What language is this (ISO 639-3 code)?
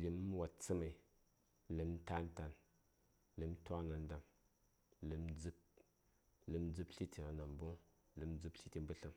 say